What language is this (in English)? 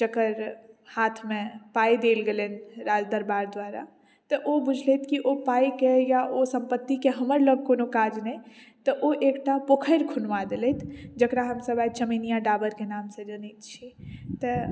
Maithili